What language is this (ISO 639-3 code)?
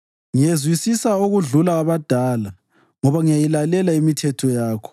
nde